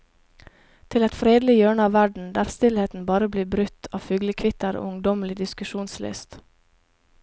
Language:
Norwegian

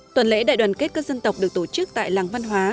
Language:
Vietnamese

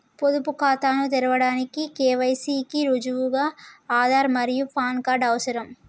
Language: Telugu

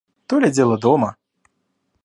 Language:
Russian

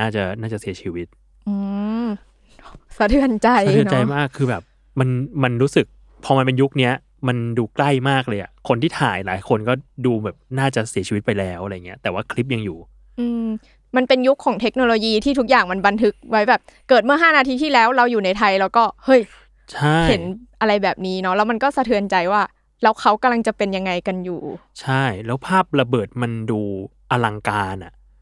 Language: Thai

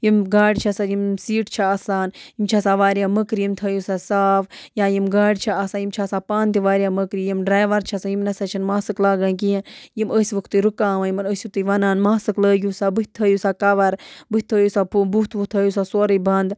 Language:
Kashmiri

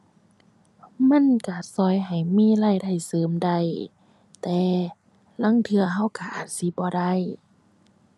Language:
Thai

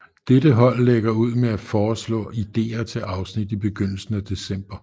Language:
Danish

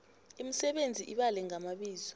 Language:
South Ndebele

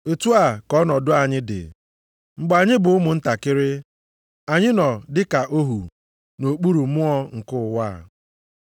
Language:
Igbo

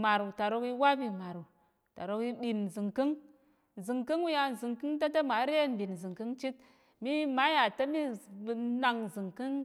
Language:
Tarok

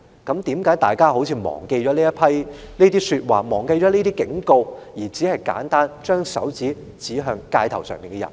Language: Cantonese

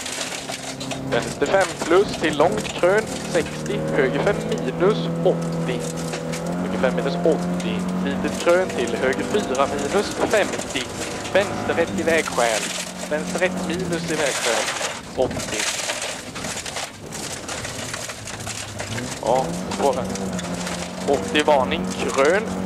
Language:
Swedish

